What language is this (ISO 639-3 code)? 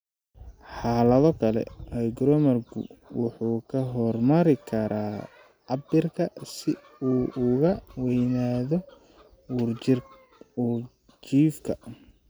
som